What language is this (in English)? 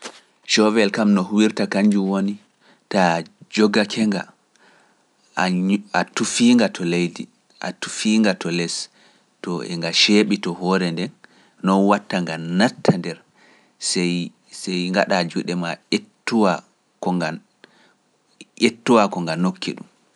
Pular